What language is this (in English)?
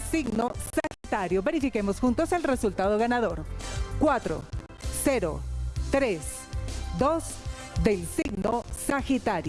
Spanish